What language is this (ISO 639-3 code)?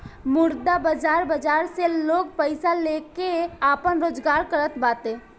bho